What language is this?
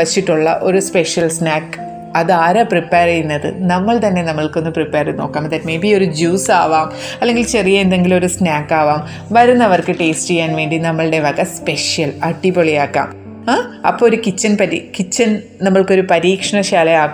Malayalam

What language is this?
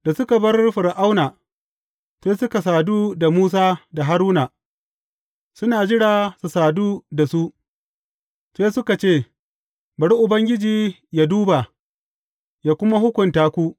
Hausa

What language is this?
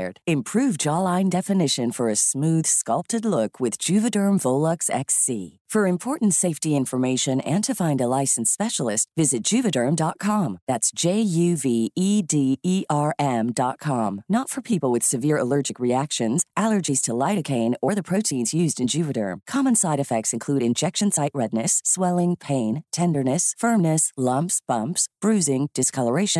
Filipino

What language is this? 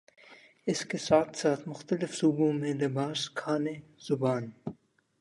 Urdu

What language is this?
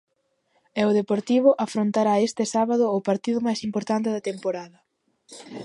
Galician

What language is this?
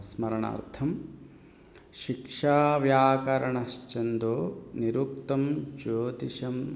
Sanskrit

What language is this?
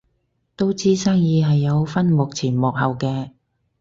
Cantonese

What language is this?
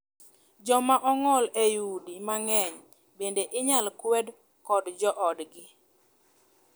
Luo (Kenya and Tanzania)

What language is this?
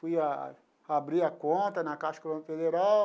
Portuguese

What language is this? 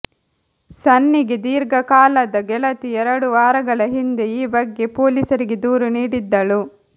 Kannada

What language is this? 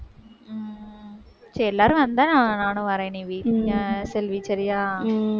Tamil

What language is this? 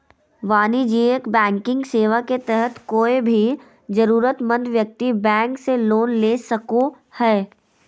Magahi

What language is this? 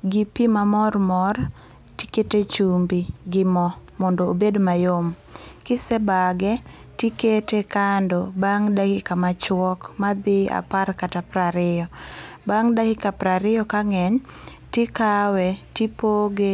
Luo (Kenya and Tanzania)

